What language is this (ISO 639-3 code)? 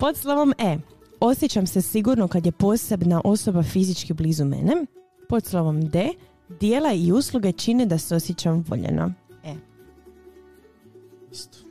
hrv